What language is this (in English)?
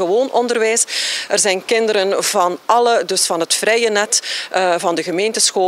Dutch